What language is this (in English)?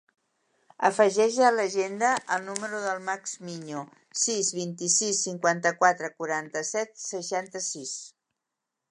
Catalan